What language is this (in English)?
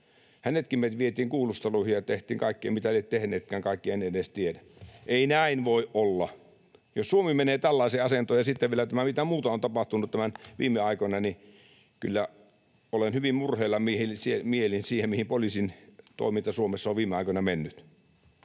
Finnish